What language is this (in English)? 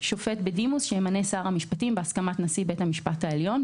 Hebrew